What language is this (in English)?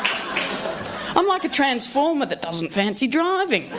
English